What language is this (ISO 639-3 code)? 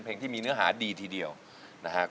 tha